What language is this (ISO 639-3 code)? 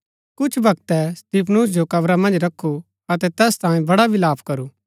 gbk